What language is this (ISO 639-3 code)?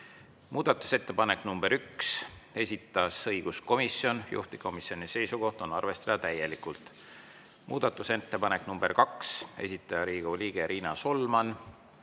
est